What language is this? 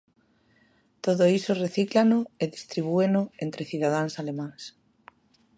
Galician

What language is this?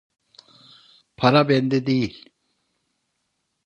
Turkish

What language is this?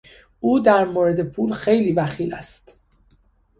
Persian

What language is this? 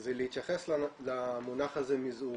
Hebrew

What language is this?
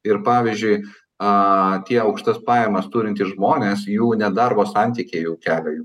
Lithuanian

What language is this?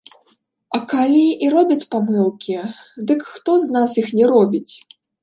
Belarusian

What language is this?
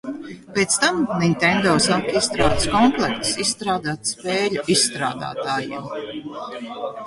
Latvian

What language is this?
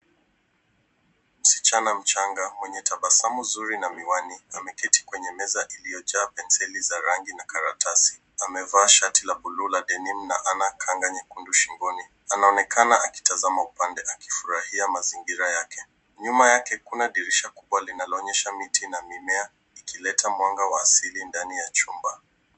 Swahili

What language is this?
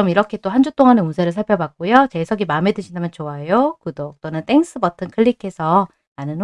Korean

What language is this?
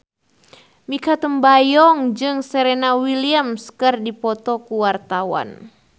Sundanese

